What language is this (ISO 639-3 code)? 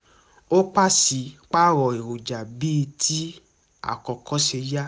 yor